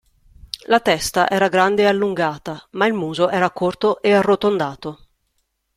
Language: Italian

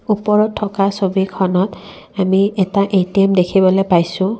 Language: Assamese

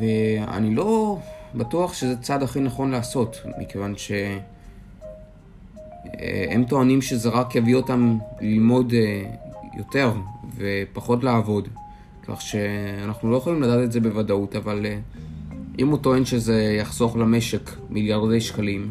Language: Hebrew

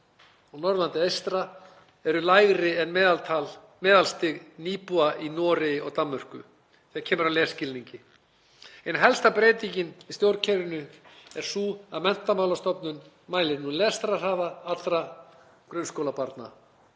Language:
Icelandic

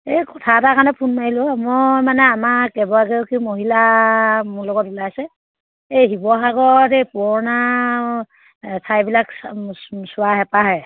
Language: Assamese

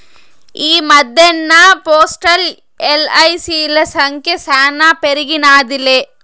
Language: Telugu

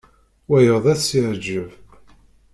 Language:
Kabyle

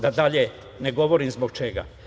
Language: Serbian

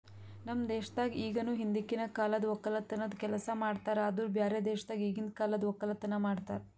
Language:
Kannada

